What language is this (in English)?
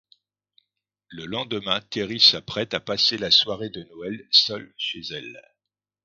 French